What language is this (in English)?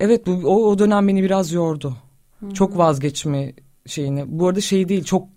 Turkish